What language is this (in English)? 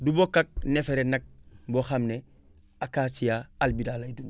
Wolof